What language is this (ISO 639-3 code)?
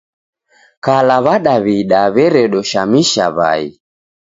dav